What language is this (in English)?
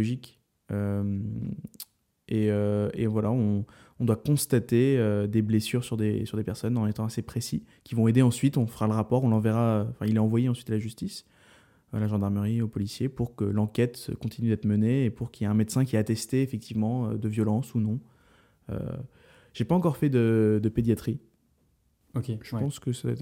French